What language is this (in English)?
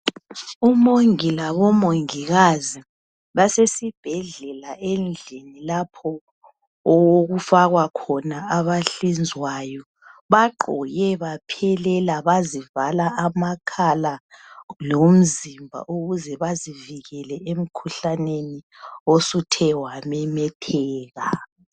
North Ndebele